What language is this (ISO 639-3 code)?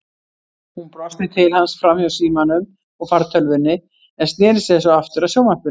isl